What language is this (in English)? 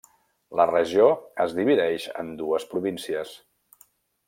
Catalan